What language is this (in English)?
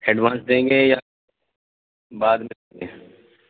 Urdu